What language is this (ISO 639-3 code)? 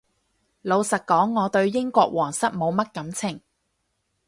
yue